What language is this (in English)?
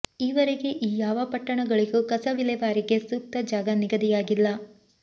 Kannada